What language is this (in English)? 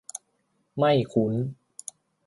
Thai